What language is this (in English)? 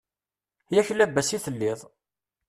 Kabyle